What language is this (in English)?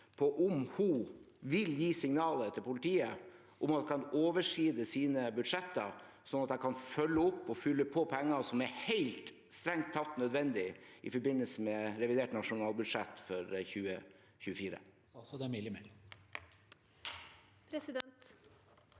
Norwegian